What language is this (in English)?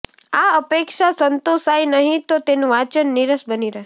Gujarati